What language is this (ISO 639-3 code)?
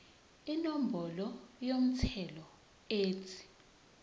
zul